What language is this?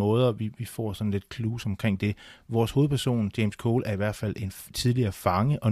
Danish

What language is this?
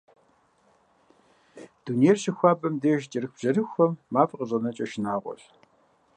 Kabardian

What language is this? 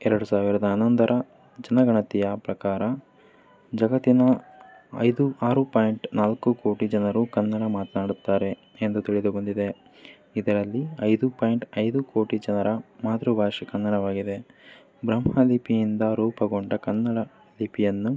Kannada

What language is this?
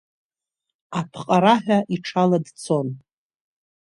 Abkhazian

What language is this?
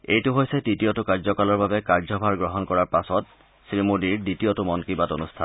Assamese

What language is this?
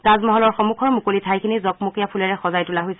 Assamese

